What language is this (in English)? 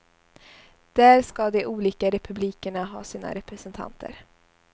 Swedish